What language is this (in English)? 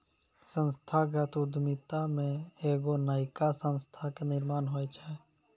Maithili